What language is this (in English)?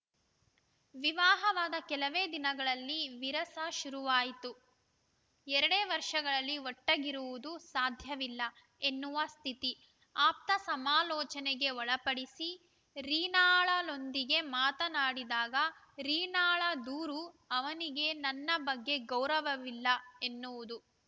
Kannada